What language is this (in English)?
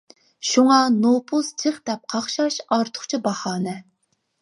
Uyghur